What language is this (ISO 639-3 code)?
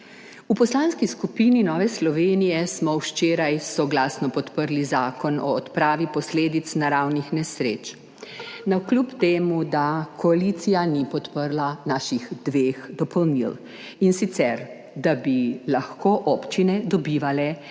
slv